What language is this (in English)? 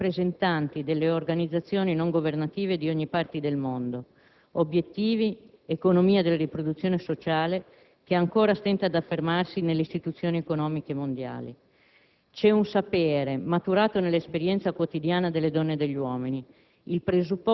Italian